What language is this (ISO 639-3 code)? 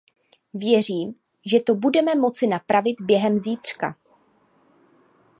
ces